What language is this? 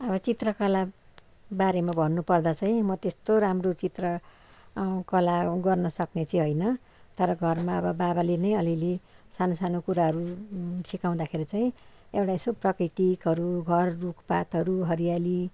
Nepali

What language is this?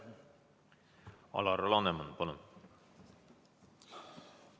Estonian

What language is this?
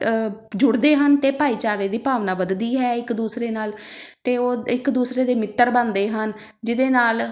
Punjabi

